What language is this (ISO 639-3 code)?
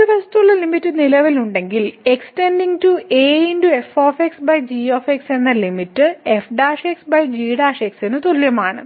mal